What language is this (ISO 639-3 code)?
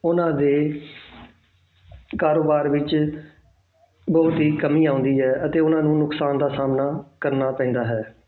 pan